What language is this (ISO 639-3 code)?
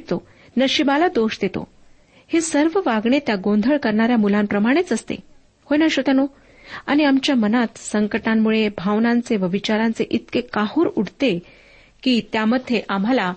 mar